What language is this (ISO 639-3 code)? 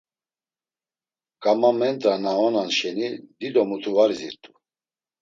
lzz